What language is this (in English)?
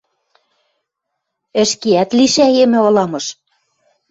Western Mari